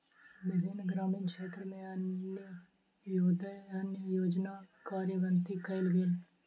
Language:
Maithili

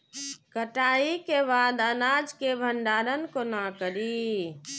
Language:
Maithili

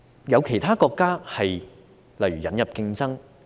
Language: Cantonese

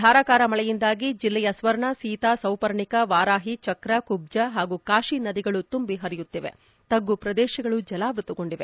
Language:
Kannada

